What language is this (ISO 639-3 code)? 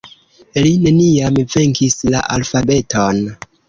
epo